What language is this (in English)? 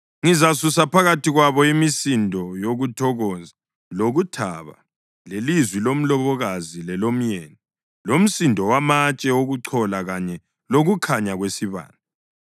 North Ndebele